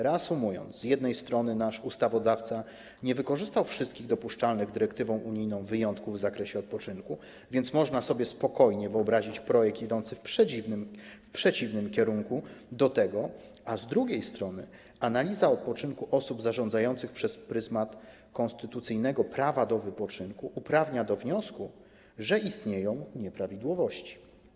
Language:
Polish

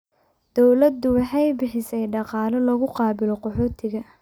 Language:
Somali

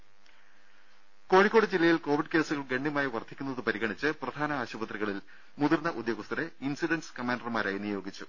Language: Malayalam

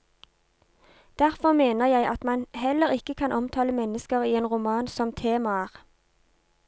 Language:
Norwegian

